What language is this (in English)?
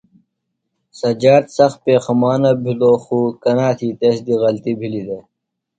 Phalura